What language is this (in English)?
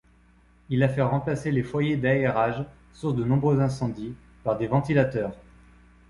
French